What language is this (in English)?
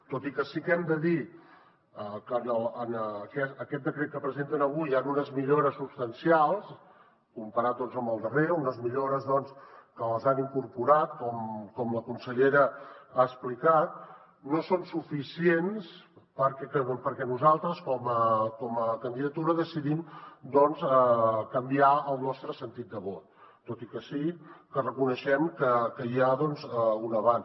Catalan